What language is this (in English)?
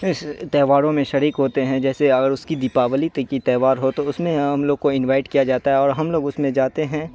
Urdu